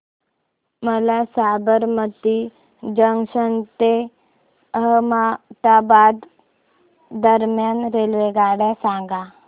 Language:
Marathi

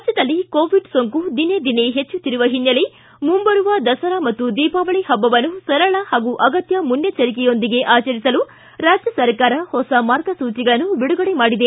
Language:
Kannada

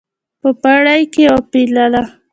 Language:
Pashto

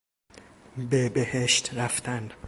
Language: Persian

